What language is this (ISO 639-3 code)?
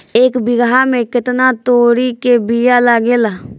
bho